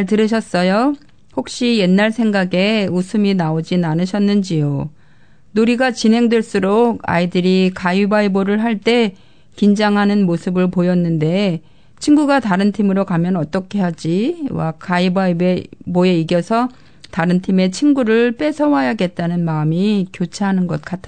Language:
Korean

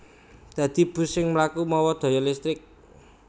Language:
Javanese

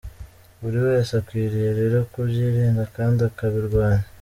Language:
Kinyarwanda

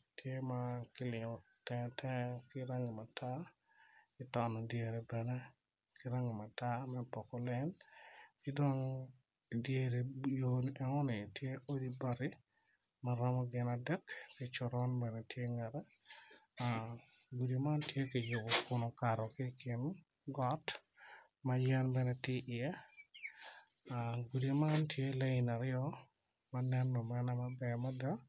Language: Acoli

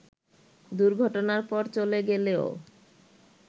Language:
Bangla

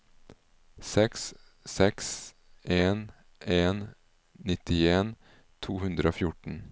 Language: Norwegian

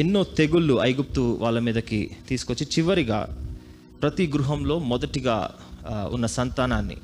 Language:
Telugu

